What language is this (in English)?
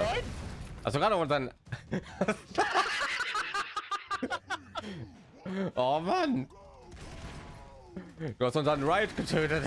German